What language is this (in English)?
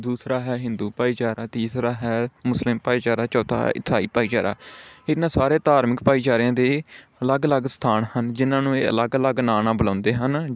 Punjabi